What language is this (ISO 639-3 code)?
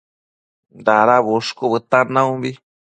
mcf